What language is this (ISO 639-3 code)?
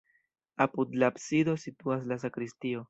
epo